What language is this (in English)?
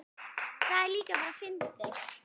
Icelandic